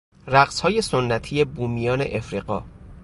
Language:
Persian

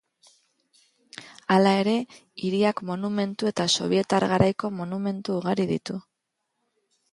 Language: Basque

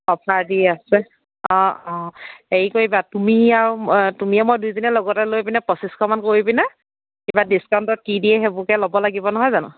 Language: Assamese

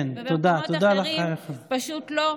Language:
Hebrew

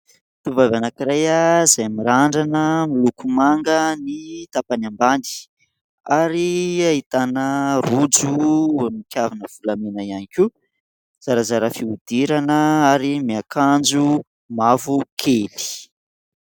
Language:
Malagasy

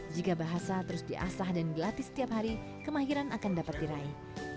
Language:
Indonesian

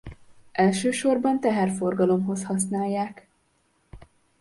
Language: Hungarian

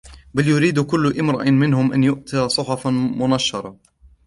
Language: Arabic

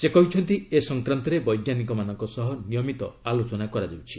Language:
Odia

